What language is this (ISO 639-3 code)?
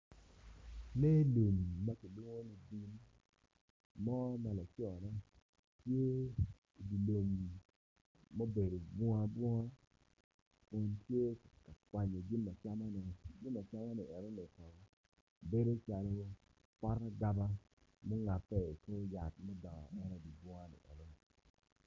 ach